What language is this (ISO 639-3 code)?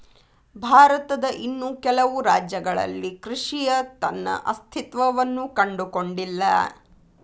kan